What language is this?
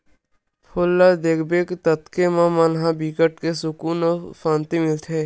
Chhattisgarhi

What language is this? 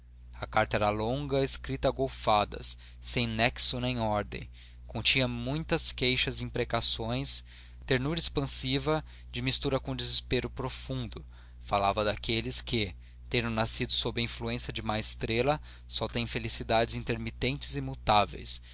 Portuguese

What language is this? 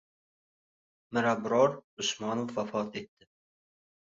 Uzbek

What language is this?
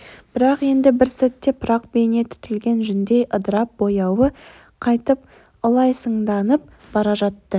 Kazakh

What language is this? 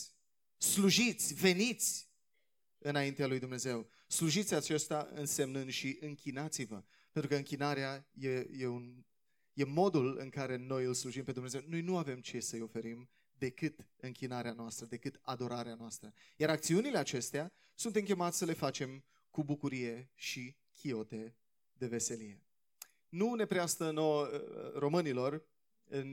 Romanian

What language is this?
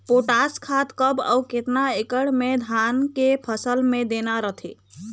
Chhattisgarhi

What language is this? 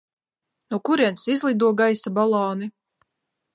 Latvian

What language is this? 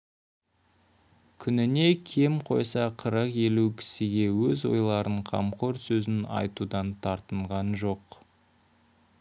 Kazakh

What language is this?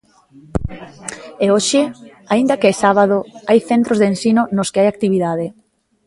Galician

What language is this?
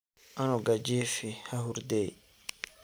Somali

